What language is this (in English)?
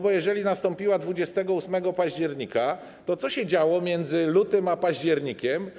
Polish